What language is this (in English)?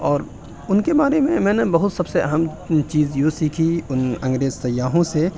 Urdu